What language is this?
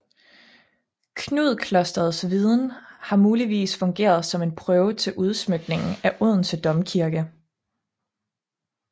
Danish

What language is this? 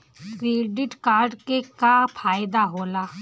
Bhojpuri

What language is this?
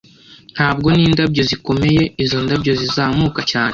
Kinyarwanda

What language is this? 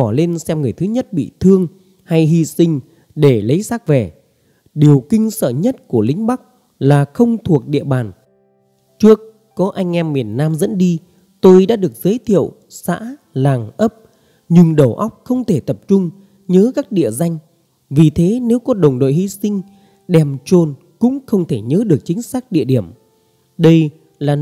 Vietnamese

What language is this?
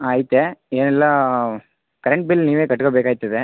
Kannada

